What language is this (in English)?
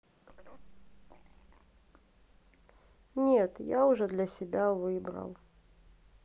Russian